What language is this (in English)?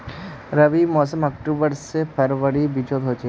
Magahi